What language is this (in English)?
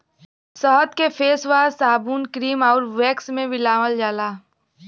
Bhojpuri